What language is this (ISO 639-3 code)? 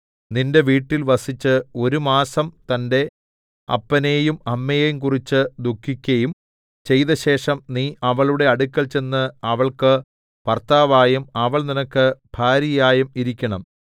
mal